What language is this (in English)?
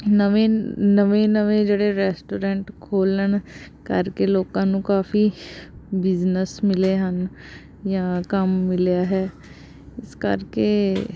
Punjabi